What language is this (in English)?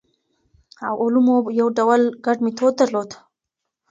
Pashto